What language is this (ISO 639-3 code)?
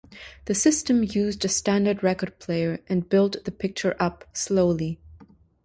eng